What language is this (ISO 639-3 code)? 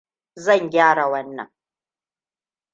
hau